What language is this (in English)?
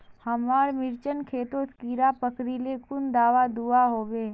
Magahi